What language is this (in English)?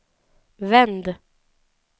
Swedish